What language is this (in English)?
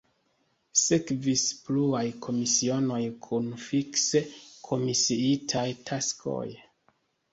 Esperanto